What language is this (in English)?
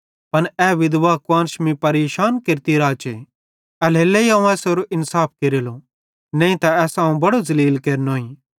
Bhadrawahi